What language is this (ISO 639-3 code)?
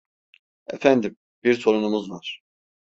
tur